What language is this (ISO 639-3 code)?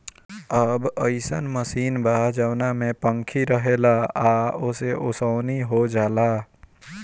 bho